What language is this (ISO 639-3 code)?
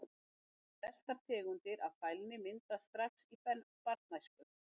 isl